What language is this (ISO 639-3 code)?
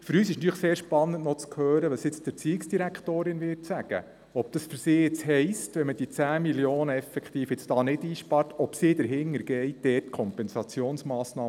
gsw